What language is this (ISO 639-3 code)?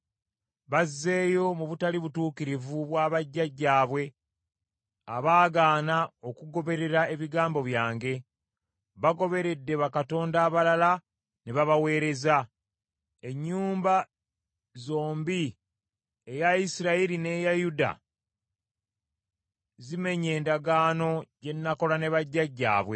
lug